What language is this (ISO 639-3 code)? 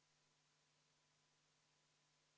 est